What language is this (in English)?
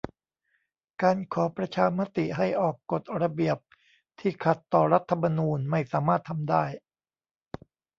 Thai